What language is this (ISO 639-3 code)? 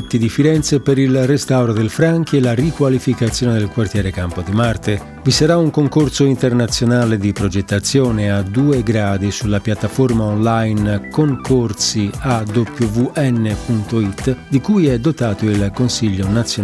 ita